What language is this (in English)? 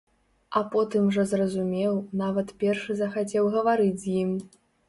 Belarusian